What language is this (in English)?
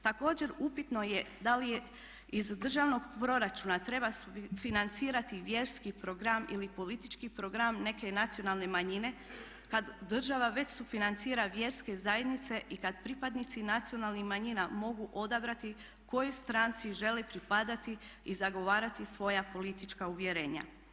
Croatian